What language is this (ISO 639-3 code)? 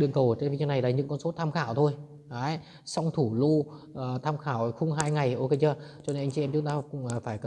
vie